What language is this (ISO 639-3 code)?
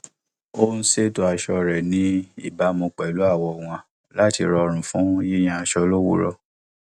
yor